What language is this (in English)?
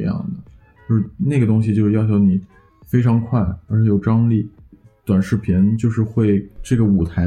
Chinese